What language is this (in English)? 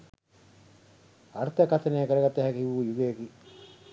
Sinhala